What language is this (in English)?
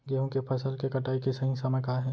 Chhattisgarhi